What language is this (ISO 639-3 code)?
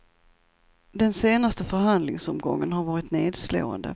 swe